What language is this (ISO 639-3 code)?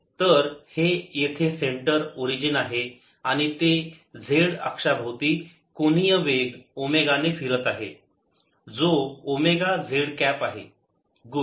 mar